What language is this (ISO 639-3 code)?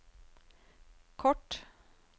nor